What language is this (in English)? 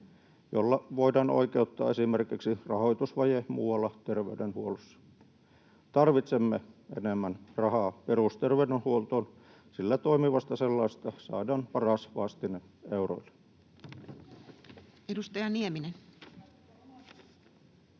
Finnish